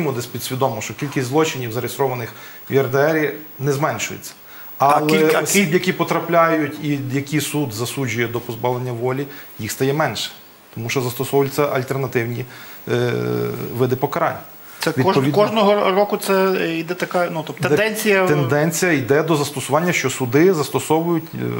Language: Ukrainian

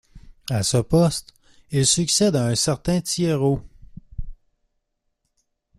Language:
French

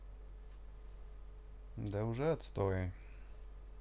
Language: Russian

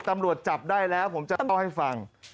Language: Thai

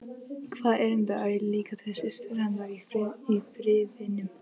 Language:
Icelandic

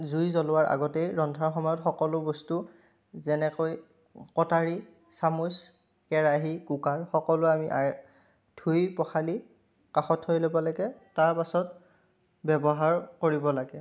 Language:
Assamese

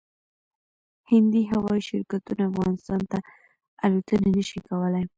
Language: Pashto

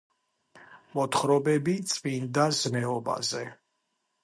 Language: Georgian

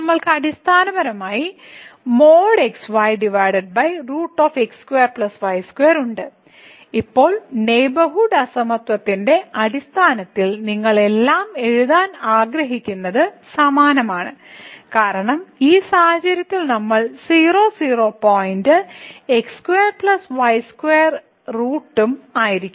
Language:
Malayalam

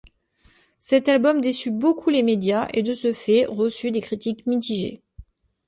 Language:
French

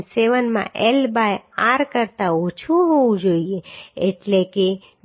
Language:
Gujarati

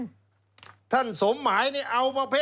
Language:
Thai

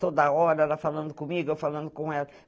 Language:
Portuguese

